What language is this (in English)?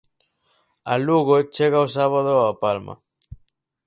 Galician